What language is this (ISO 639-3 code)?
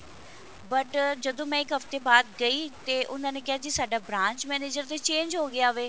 pan